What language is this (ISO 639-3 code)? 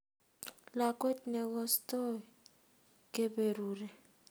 kln